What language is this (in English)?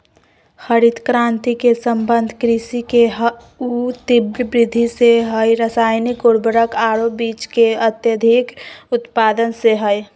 Magahi